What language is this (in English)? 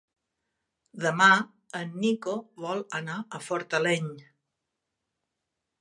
Catalan